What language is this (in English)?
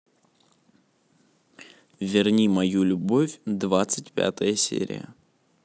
Russian